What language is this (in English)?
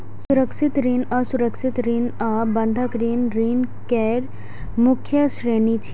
Maithili